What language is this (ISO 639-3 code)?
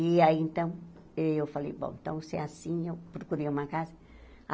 por